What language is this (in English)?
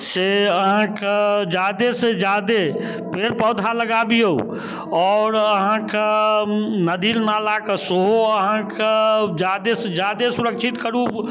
Maithili